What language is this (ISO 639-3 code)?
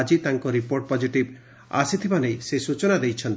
ori